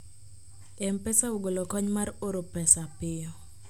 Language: Luo (Kenya and Tanzania)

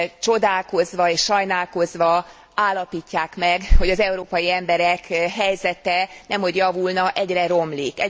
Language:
Hungarian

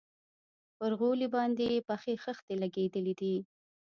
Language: Pashto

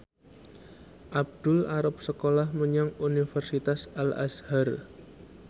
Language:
Javanese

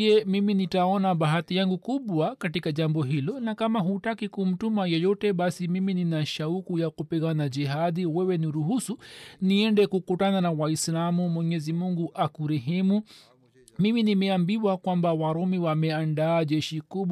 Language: Swahili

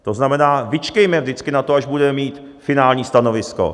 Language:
Czech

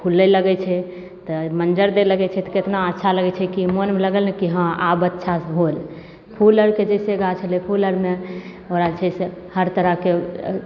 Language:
Maithili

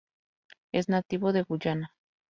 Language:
Spanish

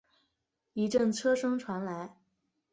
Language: Chinese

